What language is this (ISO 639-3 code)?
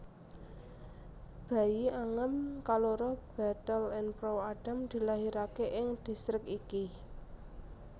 jav